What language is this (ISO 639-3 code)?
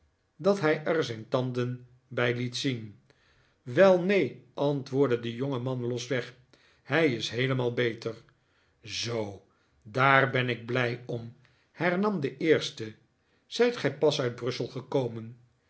nld